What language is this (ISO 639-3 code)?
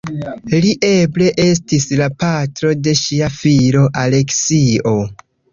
epo